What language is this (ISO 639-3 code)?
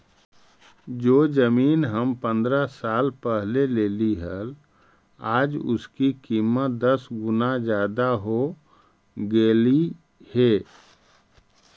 mag